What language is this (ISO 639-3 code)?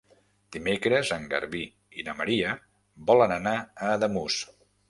cat